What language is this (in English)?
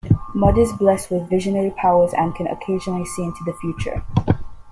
English